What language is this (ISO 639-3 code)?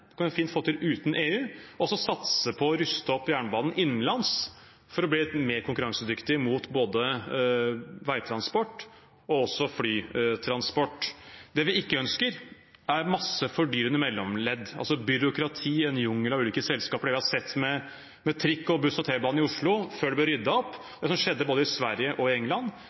nob